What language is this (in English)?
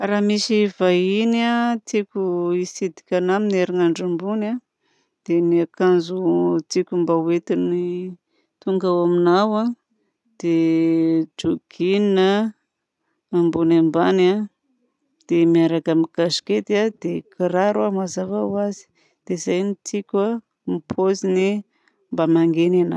Southern Betsimisaraka Malagasy